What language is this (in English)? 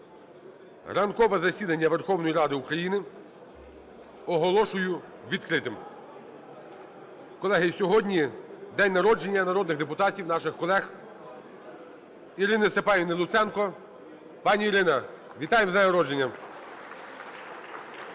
Ukrainian